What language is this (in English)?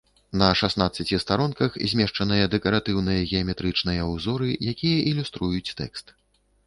Belarusian